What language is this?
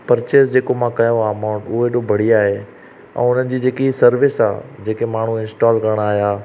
Sindhi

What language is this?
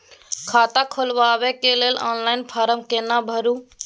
Maithili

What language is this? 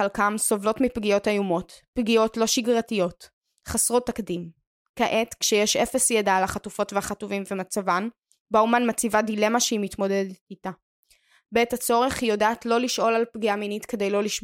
Hebrew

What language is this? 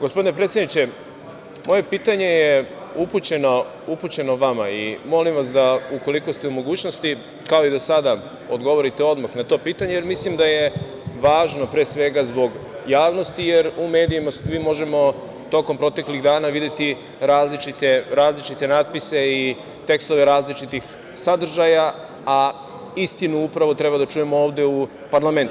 Serbian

